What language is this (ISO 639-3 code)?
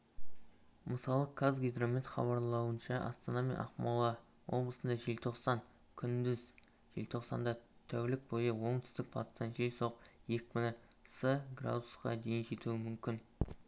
kaz